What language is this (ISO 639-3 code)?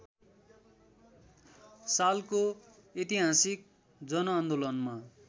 nep